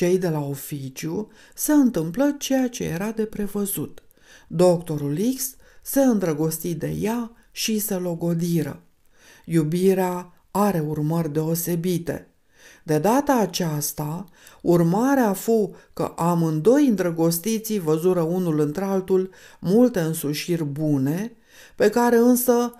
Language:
Romanian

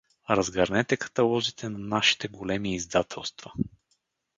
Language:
Bulgarian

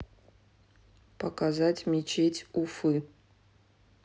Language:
Russian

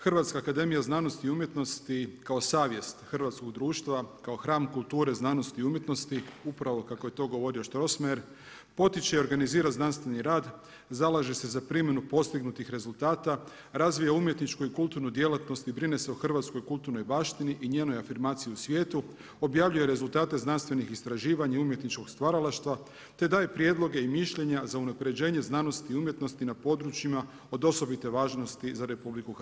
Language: Croatian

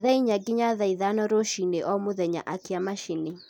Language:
Kikuyu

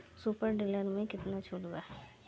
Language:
Bhojpuri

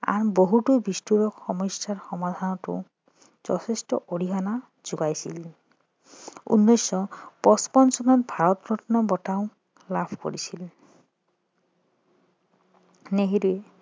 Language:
Assamese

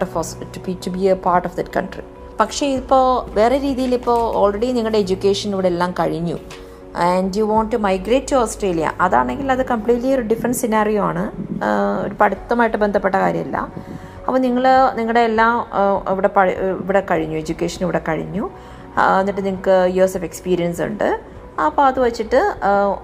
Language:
Malayalam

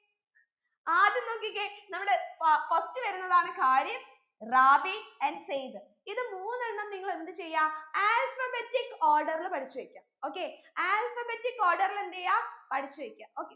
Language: Malayalam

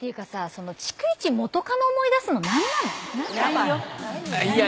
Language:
Japanese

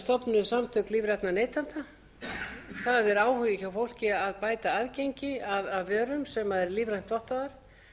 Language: Icelandic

